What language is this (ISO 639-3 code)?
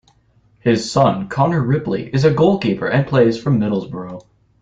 eng